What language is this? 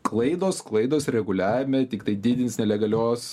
Lithuanian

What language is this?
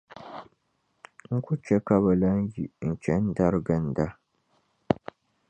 Dagbani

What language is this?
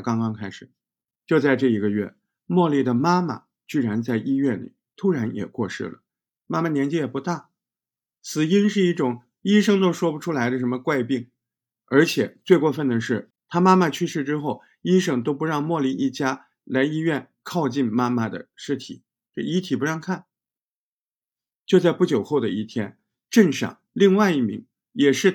Chinese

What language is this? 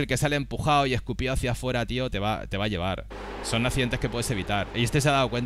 Spanish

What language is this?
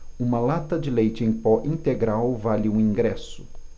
Portuguese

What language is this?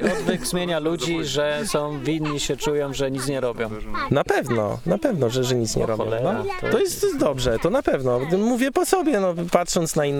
Polish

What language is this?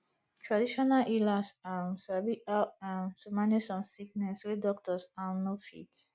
Nigerian Pidgin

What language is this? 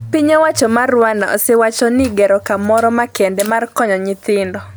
Luo (Kenya and Tanzania)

